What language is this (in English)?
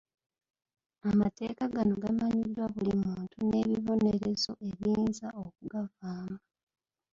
Ganda